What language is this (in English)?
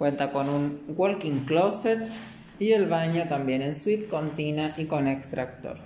Spanish